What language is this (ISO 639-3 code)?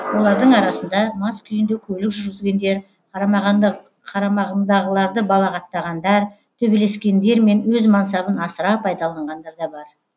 kaz